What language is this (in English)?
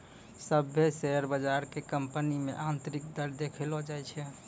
Maithili